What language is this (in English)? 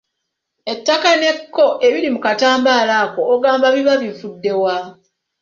Ganda